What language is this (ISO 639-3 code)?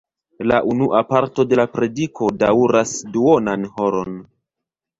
epo